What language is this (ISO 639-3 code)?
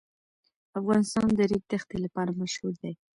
pus